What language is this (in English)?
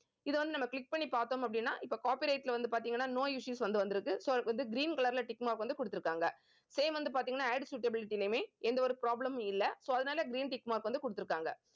Tamil